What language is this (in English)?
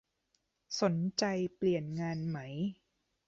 Thai